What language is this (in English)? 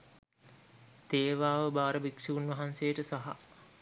Sinhala